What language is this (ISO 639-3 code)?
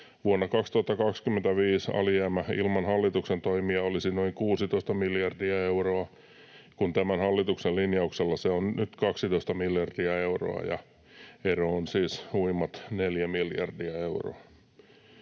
fin